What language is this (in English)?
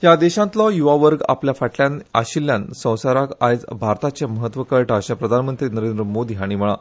Konkani